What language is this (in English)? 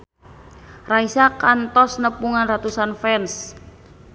Sundanese